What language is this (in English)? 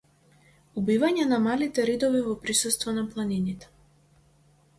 Macedonian